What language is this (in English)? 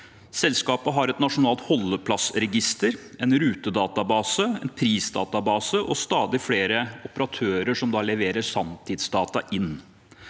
Norwegian